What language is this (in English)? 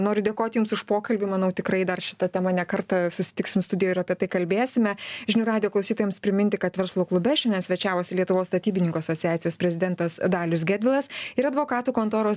Lithuanian